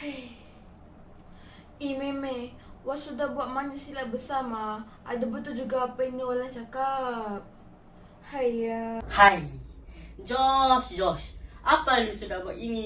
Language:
Malay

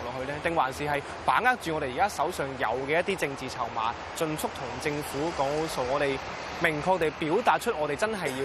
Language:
Chinese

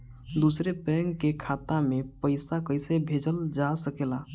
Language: Bhojpuri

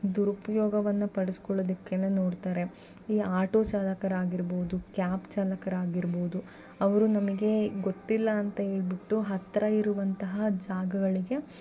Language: Kannada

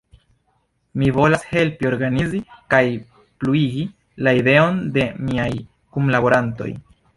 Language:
Esperanto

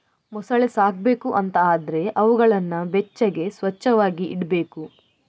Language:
Kannada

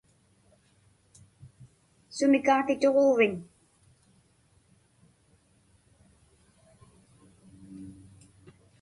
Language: Inupiaq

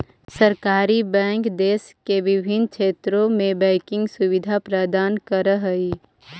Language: Magahi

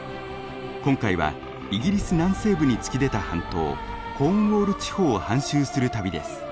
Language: Japanese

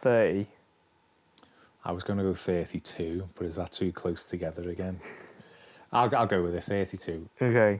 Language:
English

